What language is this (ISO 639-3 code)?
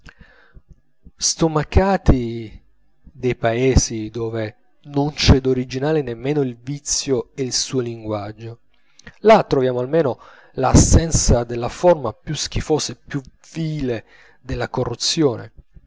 ita